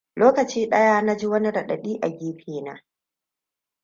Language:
Hausa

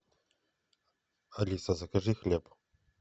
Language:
Russian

